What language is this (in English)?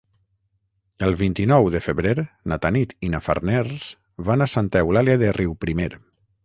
Catalan